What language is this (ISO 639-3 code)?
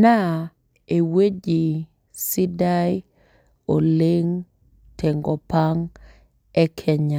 mas